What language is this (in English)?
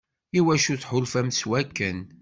Kabyle